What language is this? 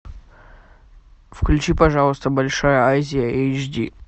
Russian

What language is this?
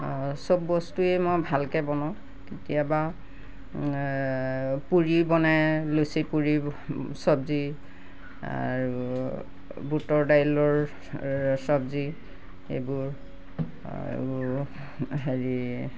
Assamese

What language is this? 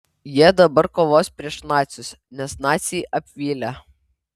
Lithuanian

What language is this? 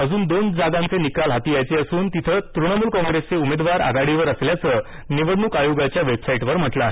Marathi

